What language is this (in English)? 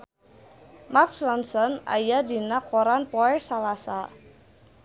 Sundanese